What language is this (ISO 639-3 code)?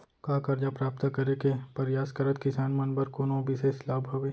hne